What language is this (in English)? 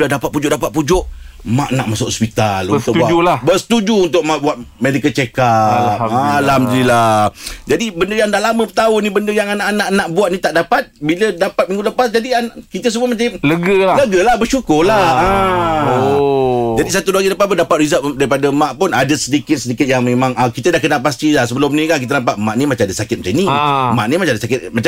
Malay